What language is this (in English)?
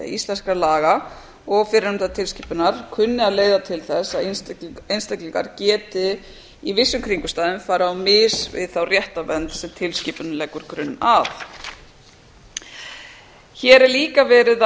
Icelandic